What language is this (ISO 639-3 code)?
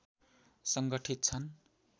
nep